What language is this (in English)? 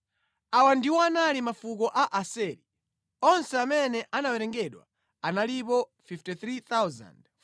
Nyanja